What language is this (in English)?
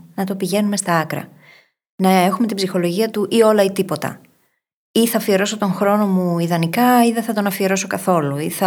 Greek